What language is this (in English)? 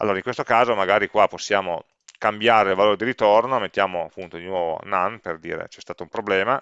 Italian